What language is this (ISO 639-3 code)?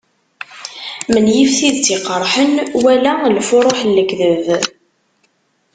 kab